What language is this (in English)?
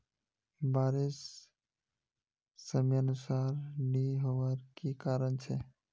Magahi